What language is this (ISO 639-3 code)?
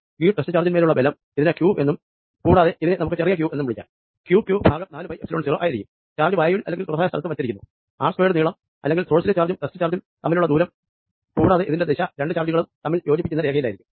mal